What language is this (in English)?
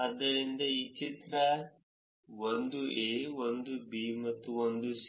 Kannada